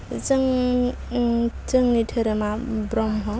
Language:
Bodo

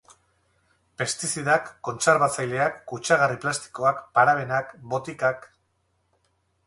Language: Basque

